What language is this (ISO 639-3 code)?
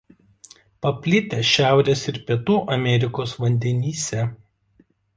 lit